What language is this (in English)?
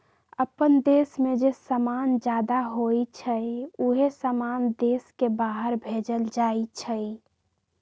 Magahi